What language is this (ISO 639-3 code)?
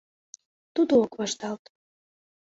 chm